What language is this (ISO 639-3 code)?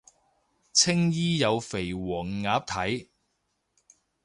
yue